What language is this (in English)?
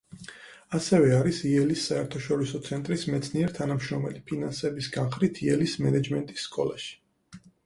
Georgian